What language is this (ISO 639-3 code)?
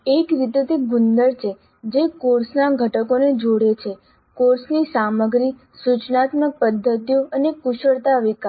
guj